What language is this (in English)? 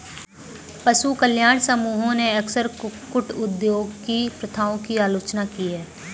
Hindi